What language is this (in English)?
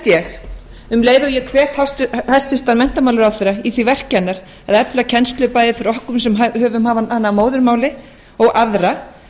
Icelandic